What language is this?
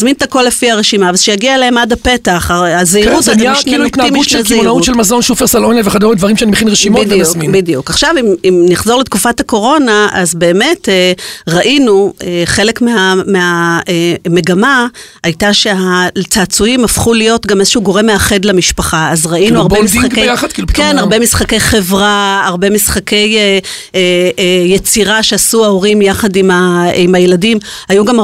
Hebrew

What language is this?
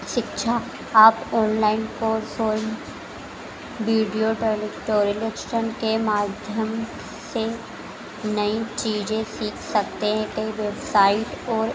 Hindi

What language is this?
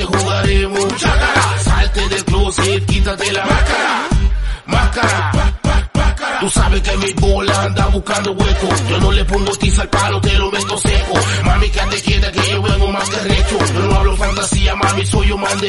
Spanish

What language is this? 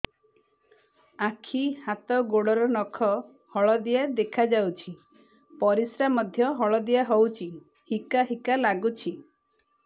Odia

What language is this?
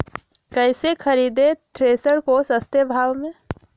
Magahi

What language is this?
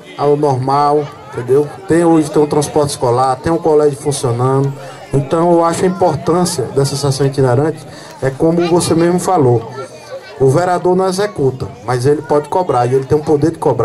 Portuguese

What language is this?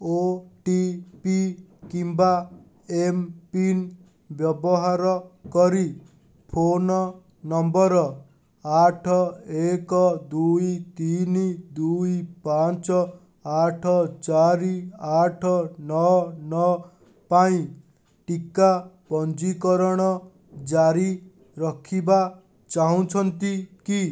Odia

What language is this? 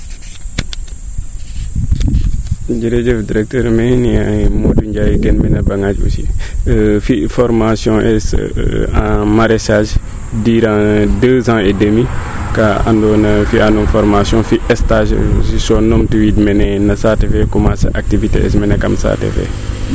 Serer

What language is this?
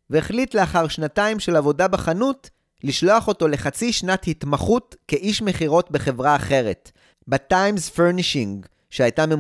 Hebrew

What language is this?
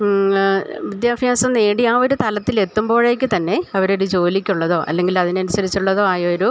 Malayalam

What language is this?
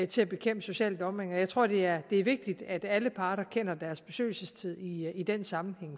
Danish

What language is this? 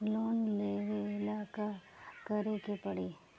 Bhojpuri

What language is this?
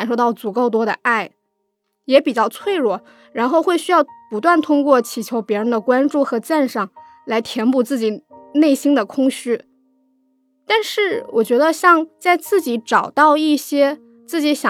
Chinese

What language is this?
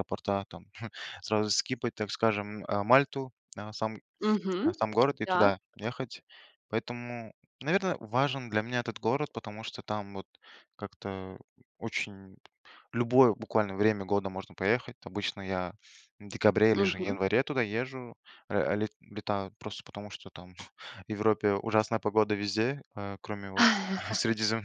Russian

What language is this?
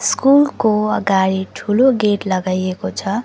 Nepali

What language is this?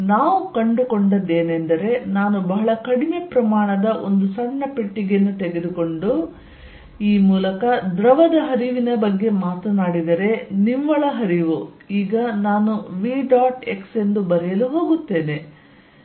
Kannada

